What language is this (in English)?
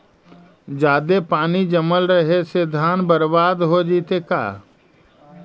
Magahi